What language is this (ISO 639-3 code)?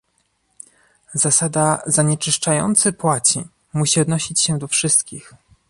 pol